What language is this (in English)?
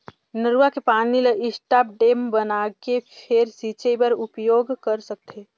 Chhattisgarhi